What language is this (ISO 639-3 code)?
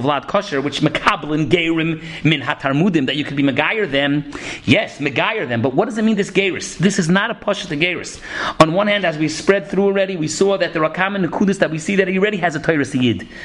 eng